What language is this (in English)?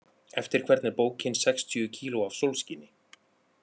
Icelandic